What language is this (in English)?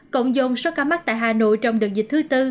Vietnamese